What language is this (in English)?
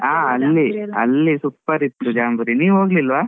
Kannada